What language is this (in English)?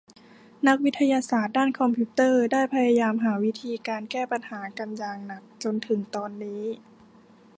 Thai